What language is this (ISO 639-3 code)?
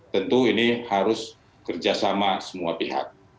ind